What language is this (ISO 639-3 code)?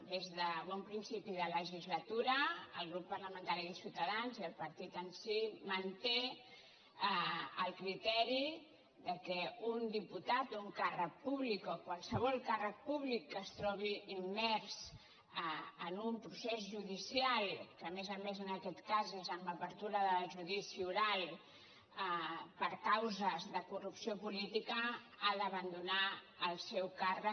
cat